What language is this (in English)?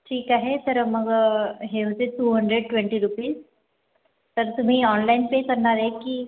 Marathi